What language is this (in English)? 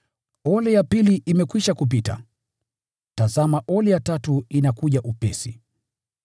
Swahili